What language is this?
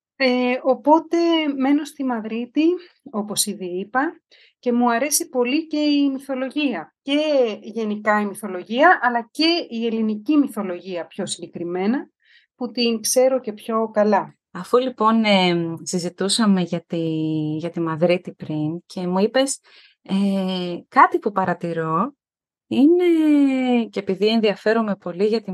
Greek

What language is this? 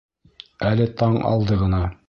Bashkir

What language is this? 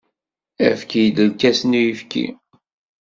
Kabyle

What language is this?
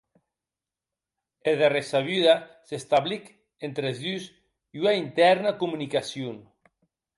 Occitan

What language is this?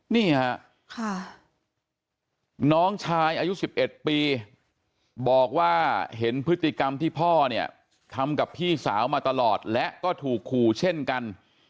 Thai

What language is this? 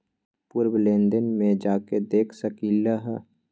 Magahi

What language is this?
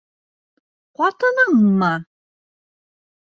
Bashkir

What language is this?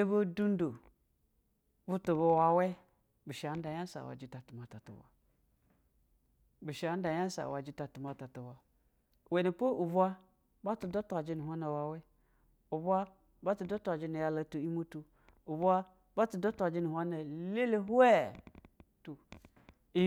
Basa (Nigeria)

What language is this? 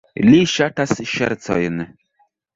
Esperanto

